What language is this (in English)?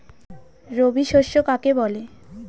Bangla